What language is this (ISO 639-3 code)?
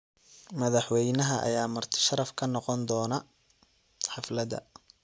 som